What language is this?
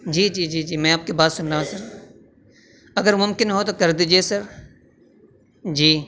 Urdu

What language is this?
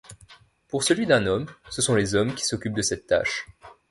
French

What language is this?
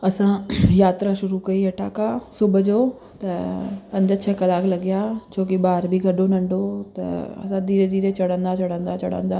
Sindhi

